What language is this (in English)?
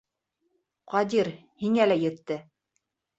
Bashkir